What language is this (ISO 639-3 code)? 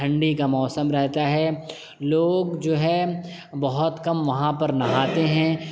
urd